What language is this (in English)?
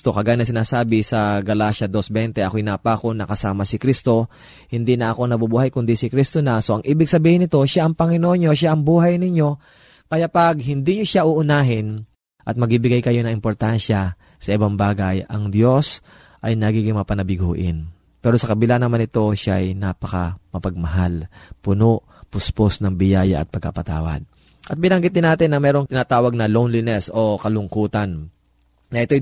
Filipino